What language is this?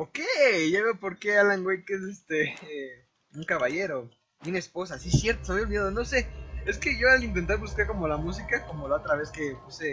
Spanish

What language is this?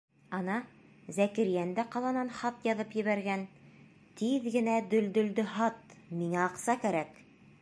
Bashkir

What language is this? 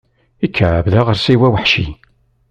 Kabyle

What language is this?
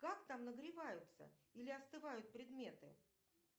Russian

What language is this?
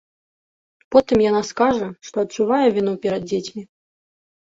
Belarusian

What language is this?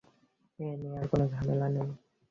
Bangla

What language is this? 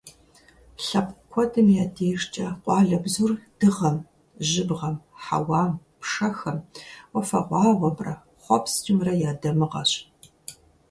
Kabardian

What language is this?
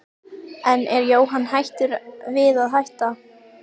Icelandic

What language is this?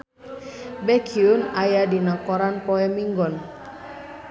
Sundanese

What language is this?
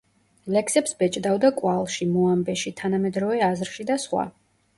Georgian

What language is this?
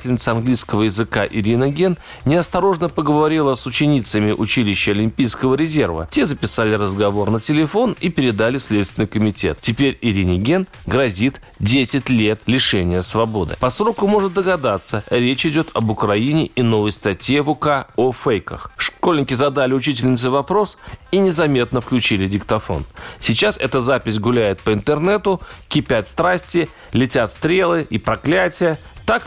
Russian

